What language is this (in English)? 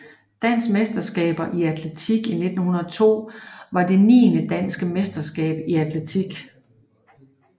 Danish